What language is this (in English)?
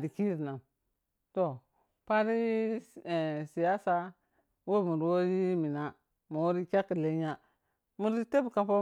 Piya-Kwonci